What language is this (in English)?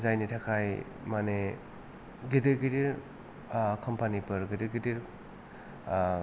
Bodo